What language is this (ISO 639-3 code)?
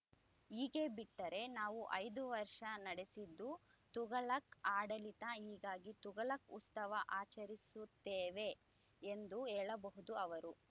kan